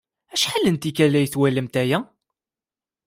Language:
Kabyle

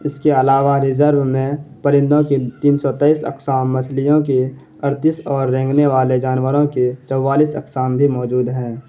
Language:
Urdu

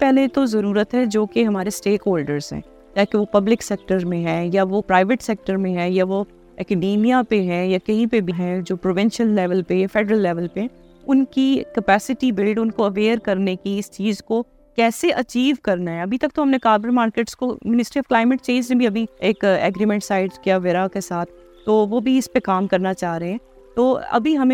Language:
Urdu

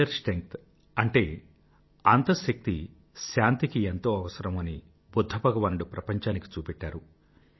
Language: Telugu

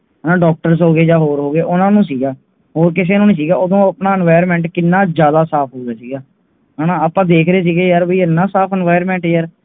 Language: Punjabi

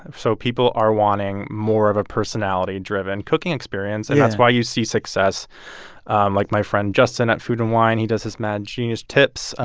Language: English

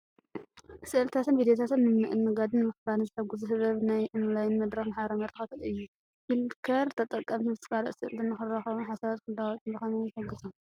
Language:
Tigrinya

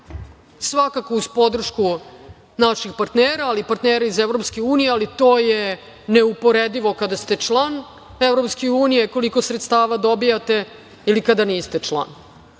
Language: Serbian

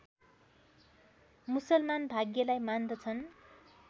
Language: Nepali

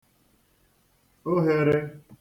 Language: Igbo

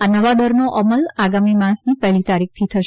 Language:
Gujarati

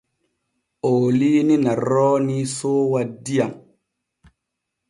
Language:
Borgu Fulfulde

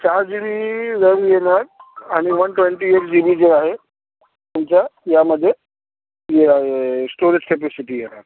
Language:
Marathi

